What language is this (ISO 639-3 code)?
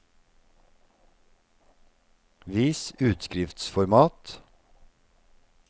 nor